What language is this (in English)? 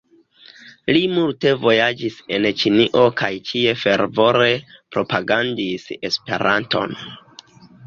Esperanto